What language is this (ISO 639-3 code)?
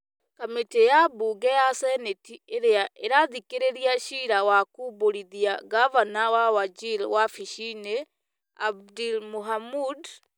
kik